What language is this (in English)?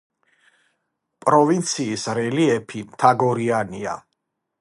Georgian